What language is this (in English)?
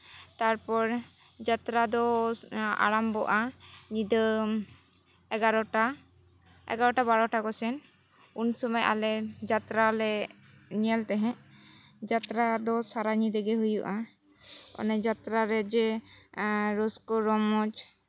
Santali